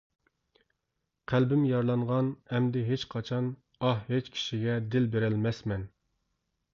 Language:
Uyghur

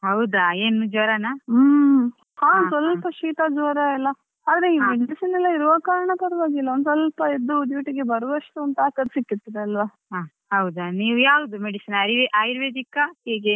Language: Kannada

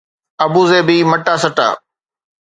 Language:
Sindhi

